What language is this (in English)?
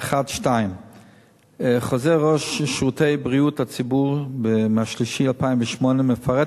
Hebrew